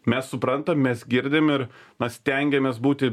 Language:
Lithuanian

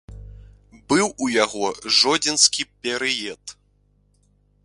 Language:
Belarusian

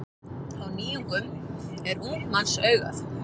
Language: Icelandic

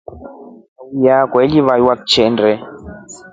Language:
Rombo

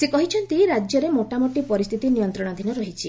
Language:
Odia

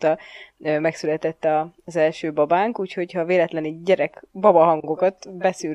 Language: Hungarian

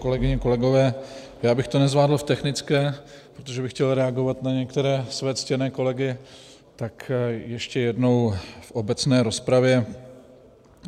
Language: Czech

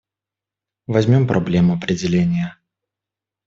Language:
Russian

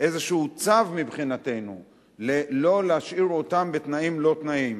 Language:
Hebrew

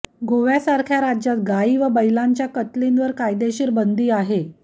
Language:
Marathi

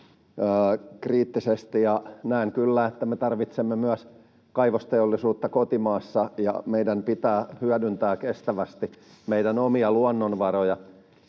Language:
Finnish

